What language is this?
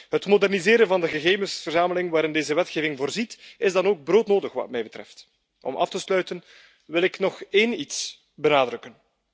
Dutch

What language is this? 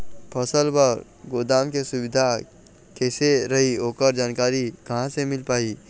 Chhattisgarhi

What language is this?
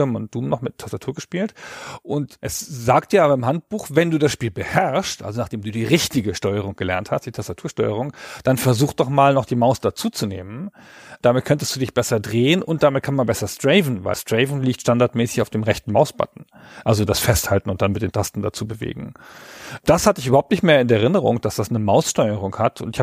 German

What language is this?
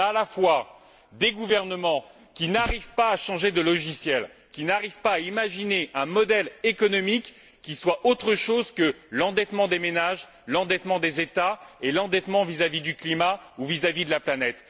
French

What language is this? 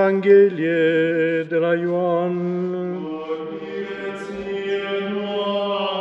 Romanian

